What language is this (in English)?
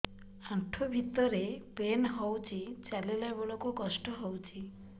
Odia